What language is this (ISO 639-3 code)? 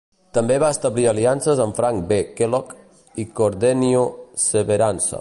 cat